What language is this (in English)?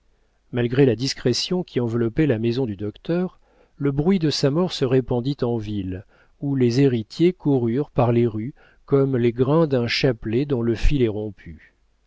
French